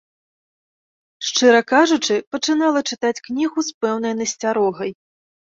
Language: Belarusian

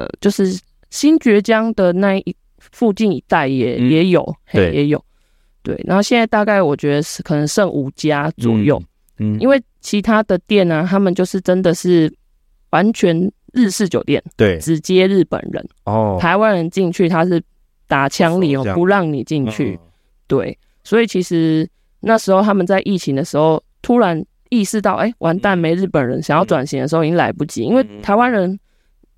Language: Chinese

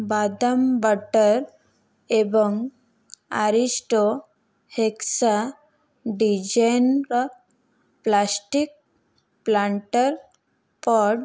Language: Odia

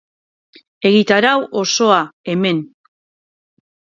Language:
Basque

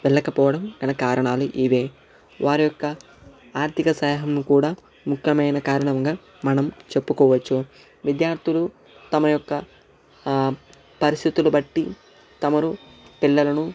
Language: Telugu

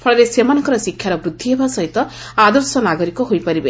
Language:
Odia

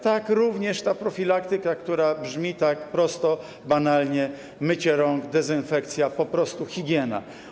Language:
Polish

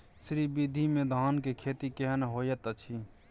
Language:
Maithili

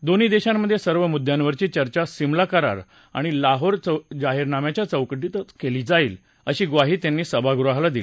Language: Marathi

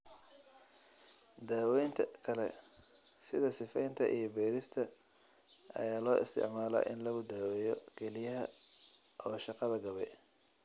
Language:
Somali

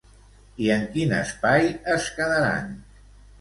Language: Catalan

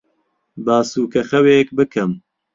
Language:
Central Kurdish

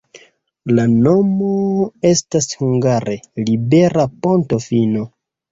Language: Esperanto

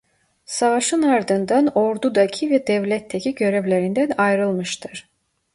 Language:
Turkish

